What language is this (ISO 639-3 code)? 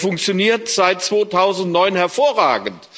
deu